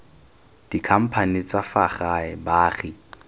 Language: Tswana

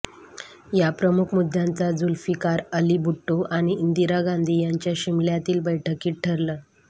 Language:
Marathi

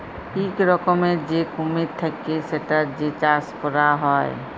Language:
Bangla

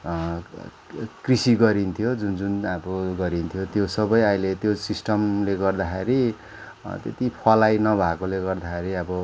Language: Nepali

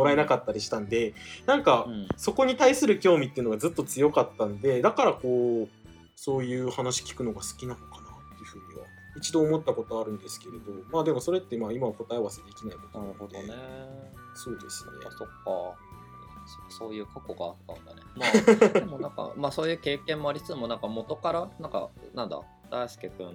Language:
Japanese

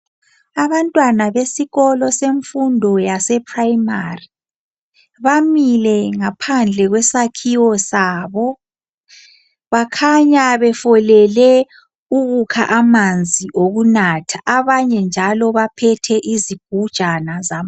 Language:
North Ndebele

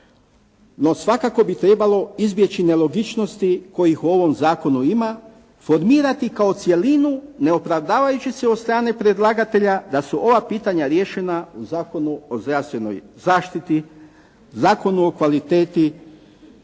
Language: Croatian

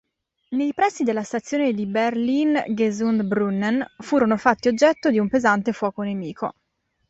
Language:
Italian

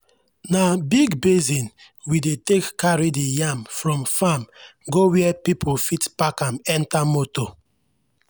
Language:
Nigerian Pidgin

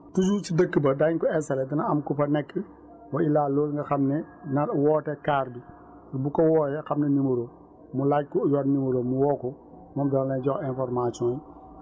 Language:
Wolof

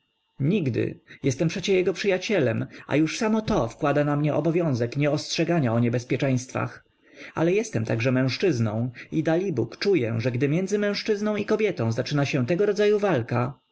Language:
Polish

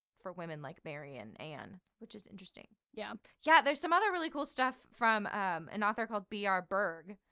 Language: English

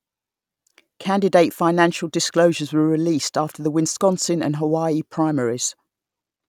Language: English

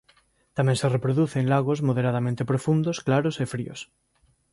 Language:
Galician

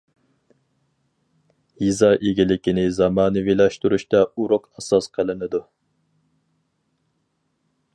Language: Uyghur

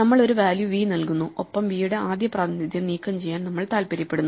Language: Malayalam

